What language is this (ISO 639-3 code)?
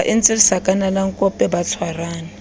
sot